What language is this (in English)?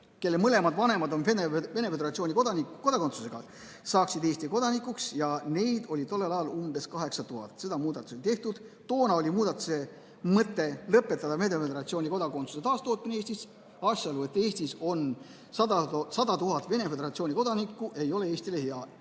Estonian